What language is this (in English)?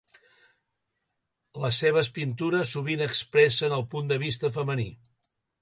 Catalan